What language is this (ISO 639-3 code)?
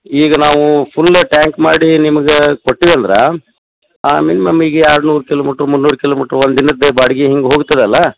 kan